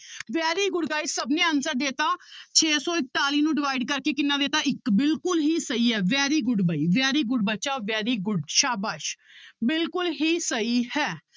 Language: Punjabi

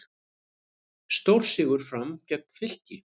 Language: Icelandic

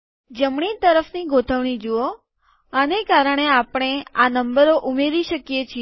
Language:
Gujarati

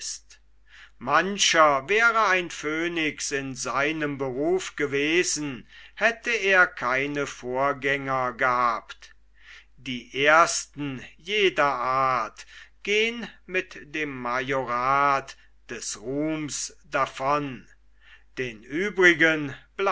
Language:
German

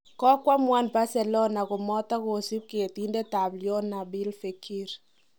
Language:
Kalenjin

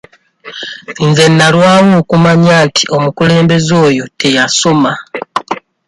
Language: Ganda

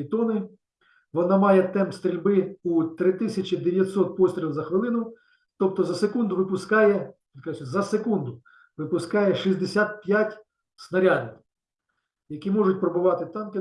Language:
Ukrainian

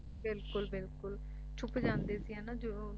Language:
Punjabi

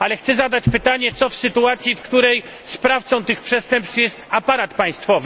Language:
Polish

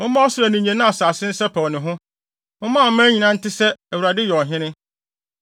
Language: Akan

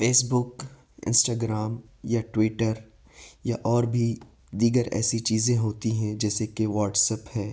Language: Urdu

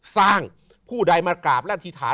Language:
Thai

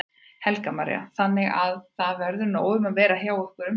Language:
Icelandic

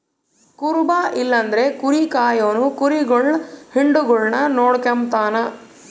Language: Kannada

